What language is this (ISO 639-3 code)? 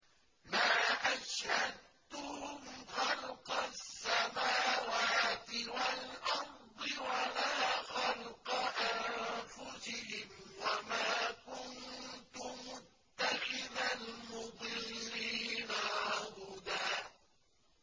ara